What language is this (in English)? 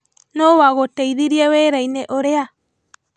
Kikuyu